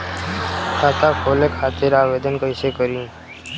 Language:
Bhojpuri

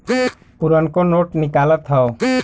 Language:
Bhojpuri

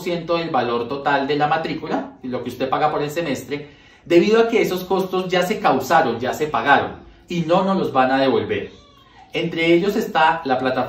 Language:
Spanish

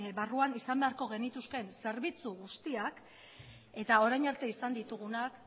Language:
Basque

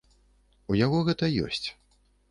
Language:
Belarusian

